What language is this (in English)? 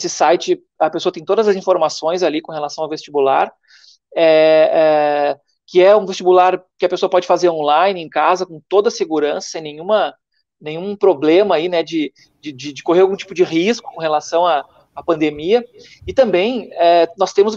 Portuguese